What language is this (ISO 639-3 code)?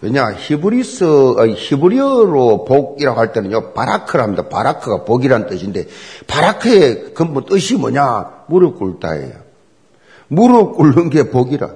kor